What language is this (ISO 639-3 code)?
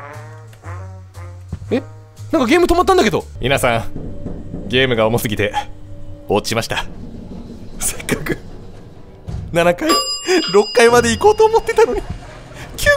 jpn